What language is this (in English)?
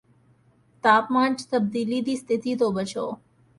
Punjabi